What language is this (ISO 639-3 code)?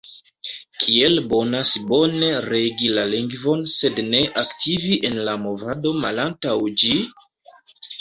epo